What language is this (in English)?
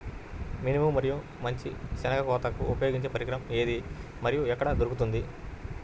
Telugu